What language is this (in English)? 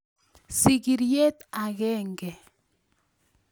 Kalenjin